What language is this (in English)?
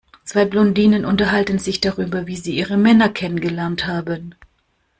German